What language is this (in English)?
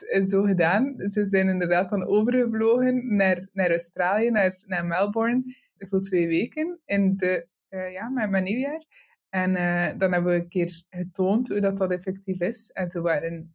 Dutch